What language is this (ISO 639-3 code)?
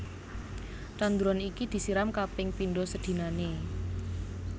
jav